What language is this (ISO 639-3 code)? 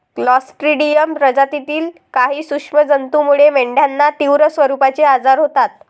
mar